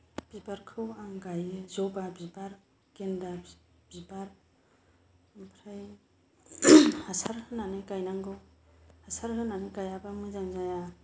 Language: Bodo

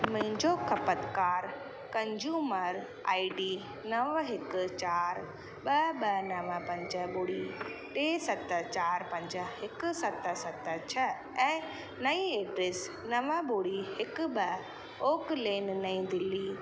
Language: Sindhi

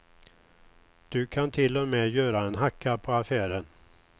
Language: Swedish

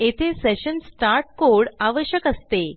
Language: Marathi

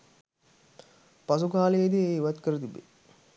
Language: Sinhala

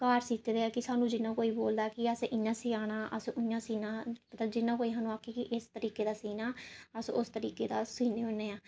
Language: Dogri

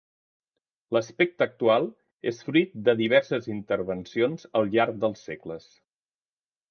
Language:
Catalan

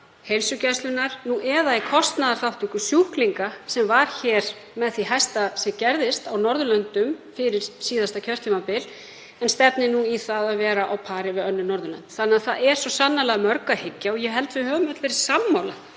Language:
Icelandic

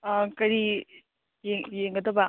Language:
Manipuri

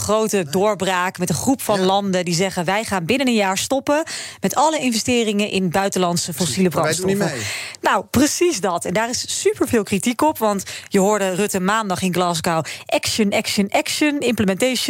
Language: Dutch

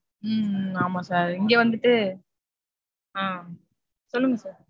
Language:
Tamil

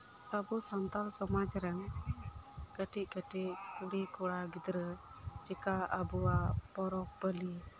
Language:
Santali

